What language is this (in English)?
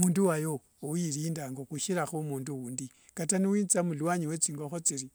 Wanga